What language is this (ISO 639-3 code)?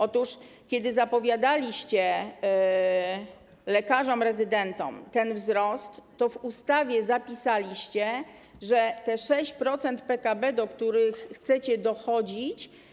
pol